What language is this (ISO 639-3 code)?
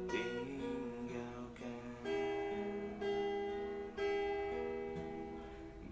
ind